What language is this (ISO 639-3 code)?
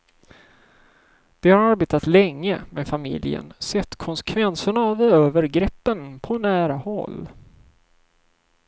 swe